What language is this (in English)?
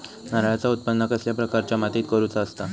Marathi